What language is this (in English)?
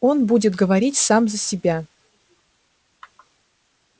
Russian